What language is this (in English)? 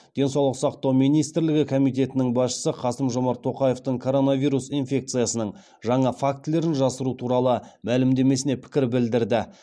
Kazakh